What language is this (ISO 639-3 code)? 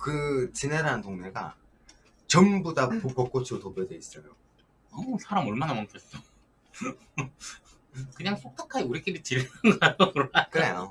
kor